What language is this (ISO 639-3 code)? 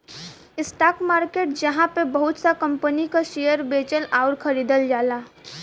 bho